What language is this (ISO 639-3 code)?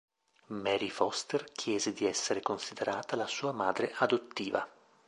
ita